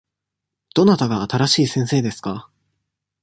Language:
Japanese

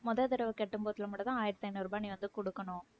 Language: Tamil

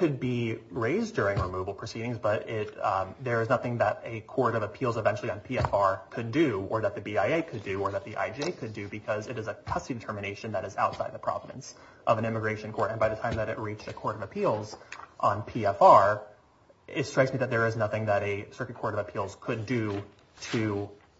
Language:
English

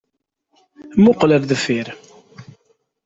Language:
Kabyle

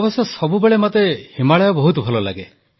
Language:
Odia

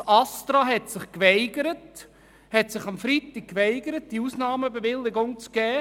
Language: Swiss German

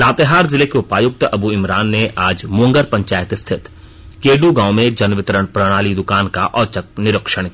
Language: Hindi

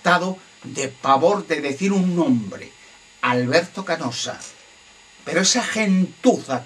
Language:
Spanish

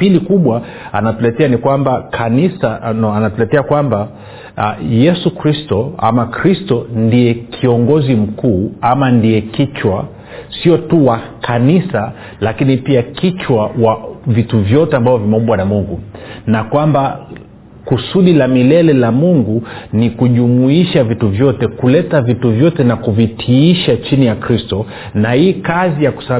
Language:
Swahili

